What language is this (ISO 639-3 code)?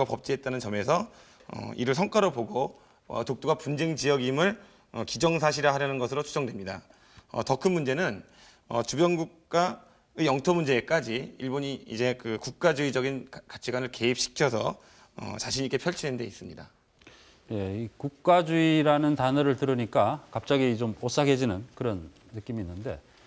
kor